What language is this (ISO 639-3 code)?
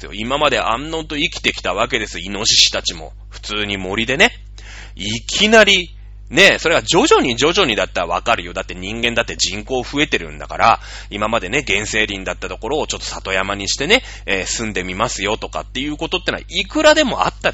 jpn